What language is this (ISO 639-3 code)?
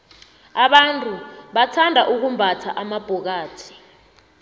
nbl